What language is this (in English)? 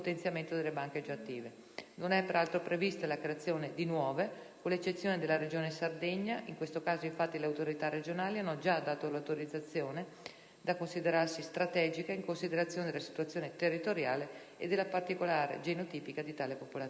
Italian